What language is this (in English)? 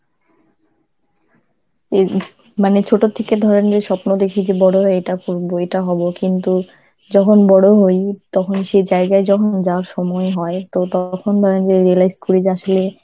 Bangla